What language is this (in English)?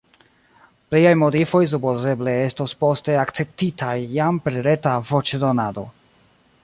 Esperanto